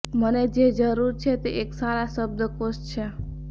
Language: Gujarati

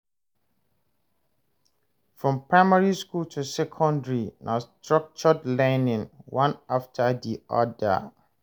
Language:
Nigerian Pidgin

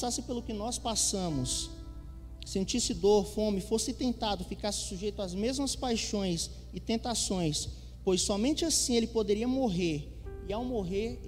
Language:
Portuguese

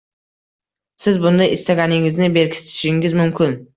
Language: Uzbek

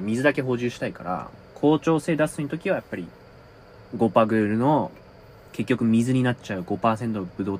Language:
Japanese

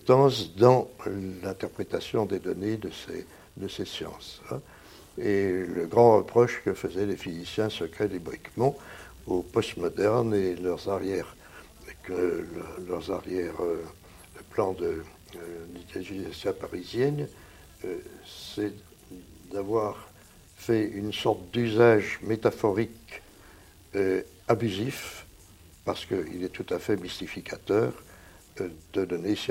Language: French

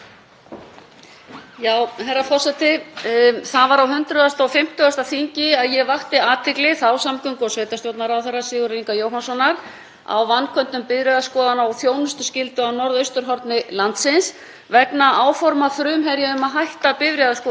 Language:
Icelandic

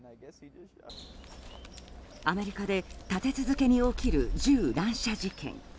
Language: Japanese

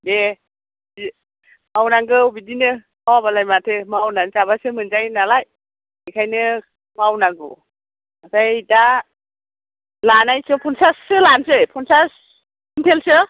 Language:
Bodo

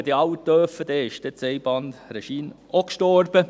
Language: Swiss German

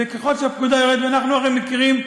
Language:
Hebrew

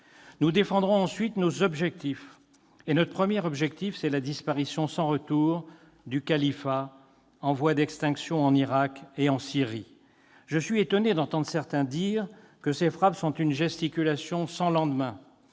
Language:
French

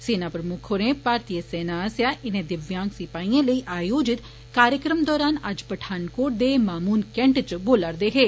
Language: Dogri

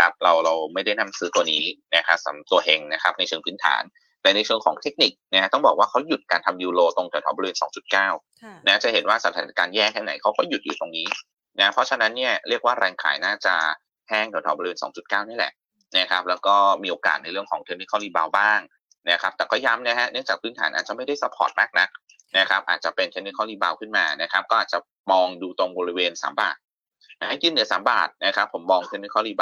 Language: Thai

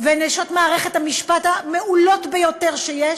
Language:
Hebrew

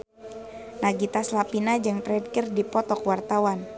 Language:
Sundanese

